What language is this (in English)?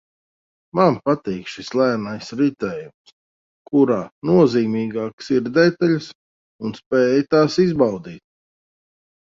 Latvian